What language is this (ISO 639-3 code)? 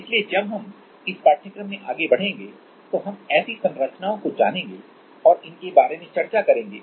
hin